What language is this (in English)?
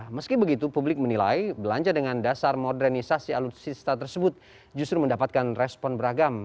Indonesian